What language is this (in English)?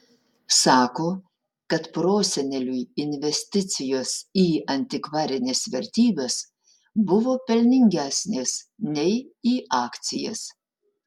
Lithuanian